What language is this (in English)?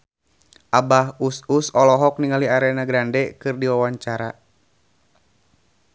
Sundanese